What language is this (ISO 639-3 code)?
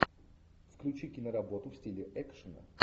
rus